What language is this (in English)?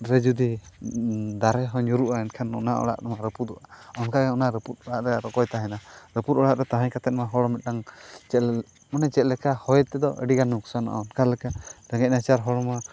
Santali